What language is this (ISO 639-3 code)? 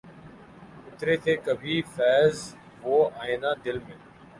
urd